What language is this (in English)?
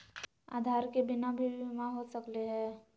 Magahi